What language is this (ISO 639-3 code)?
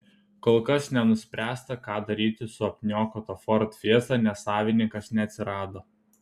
lit